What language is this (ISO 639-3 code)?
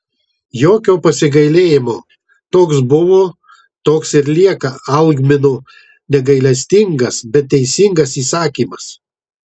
lit